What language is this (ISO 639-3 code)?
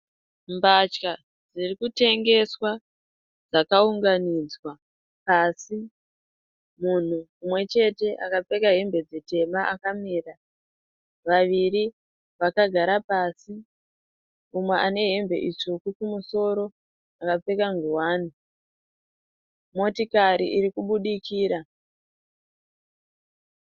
sna